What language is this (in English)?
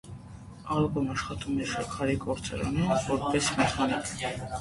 Armenian